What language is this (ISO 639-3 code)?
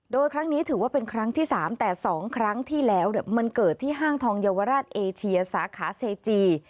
tha